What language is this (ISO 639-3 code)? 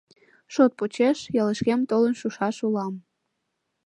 chm